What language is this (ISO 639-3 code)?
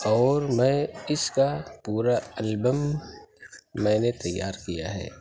urd